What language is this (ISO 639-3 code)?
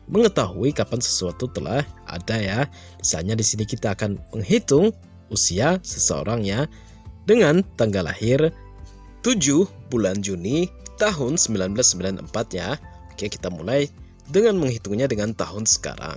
ind